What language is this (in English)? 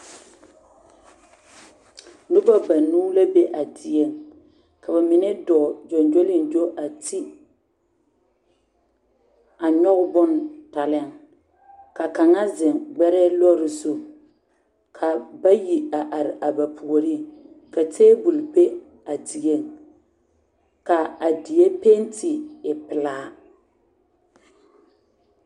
Southern Dagaare